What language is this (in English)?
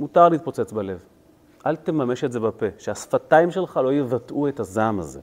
Hebrew